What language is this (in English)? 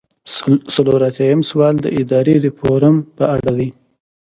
Pashto